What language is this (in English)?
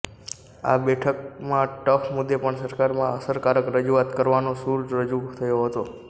Gujarati